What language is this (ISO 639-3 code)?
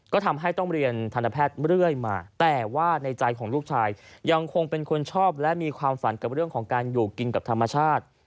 tha